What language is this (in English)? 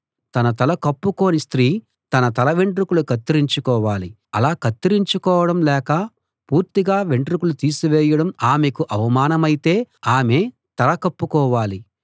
Telugu